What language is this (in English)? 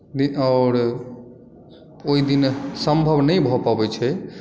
Maithili